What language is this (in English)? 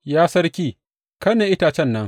Hausa